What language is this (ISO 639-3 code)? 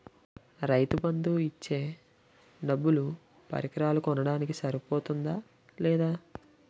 tel